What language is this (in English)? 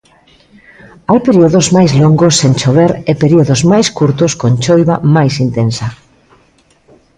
Galician